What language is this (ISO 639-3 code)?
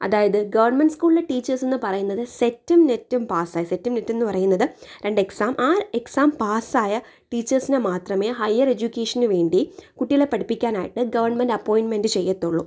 mal